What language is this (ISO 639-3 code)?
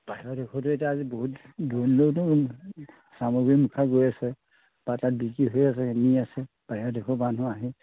asm